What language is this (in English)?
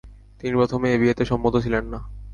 Bangla